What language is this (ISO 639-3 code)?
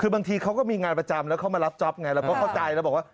tha